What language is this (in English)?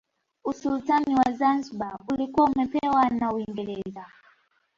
Swahili